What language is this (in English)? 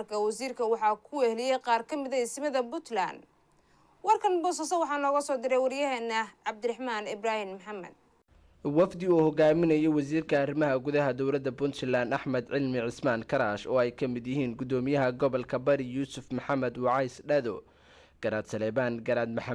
Arabic